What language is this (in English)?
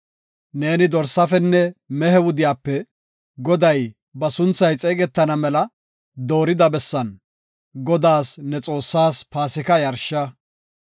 Gofa